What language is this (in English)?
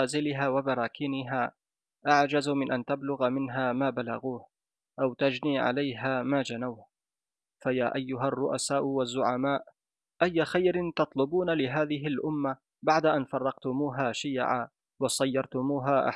Arabic